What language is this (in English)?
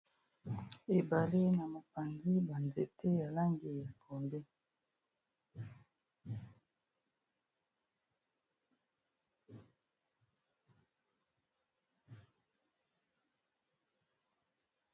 Lingala